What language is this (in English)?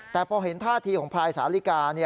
Thai